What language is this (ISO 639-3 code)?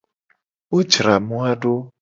gej